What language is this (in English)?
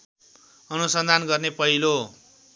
Nepali